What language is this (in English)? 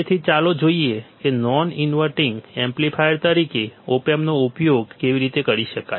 Gujarati